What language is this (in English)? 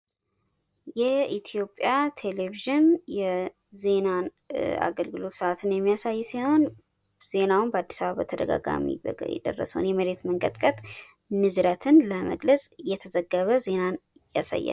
Amharic